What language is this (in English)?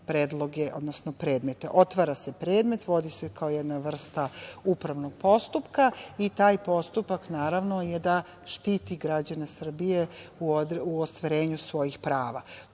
Serbian